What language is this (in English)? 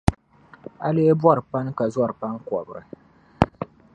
Dagbani